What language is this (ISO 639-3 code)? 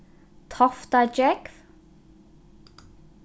fao